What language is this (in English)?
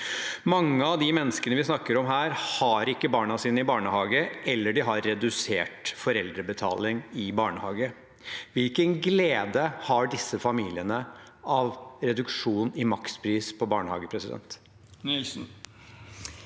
Norwegian